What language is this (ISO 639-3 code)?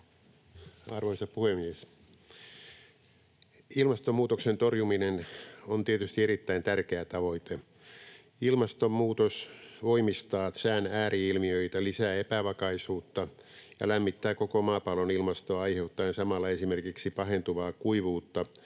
fin